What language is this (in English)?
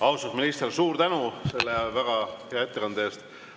Estonian